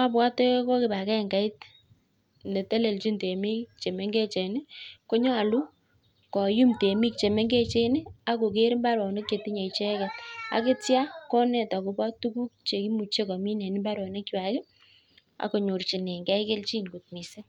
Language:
Kalenjin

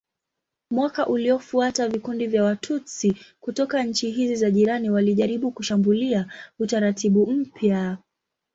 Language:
Swahili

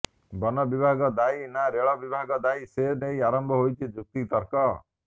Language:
Odia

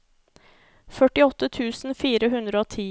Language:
Norwegian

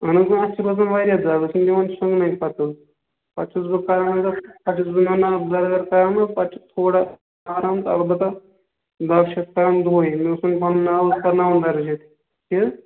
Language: Kashmiri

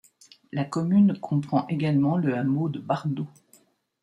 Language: French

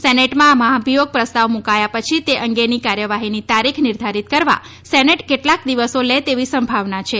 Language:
Gujarati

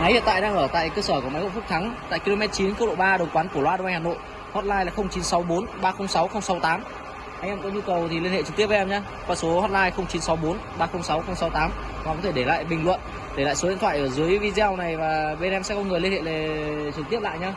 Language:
Vietnamese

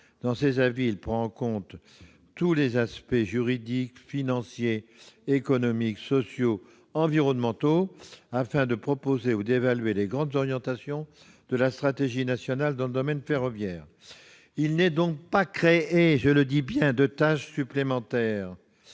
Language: French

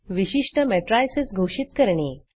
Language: Marathi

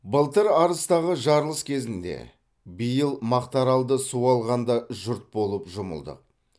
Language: Kazakh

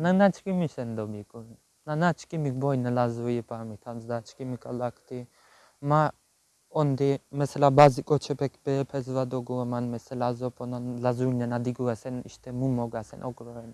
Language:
Turkish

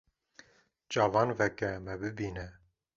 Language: Kurdish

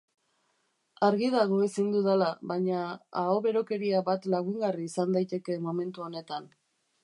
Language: Basque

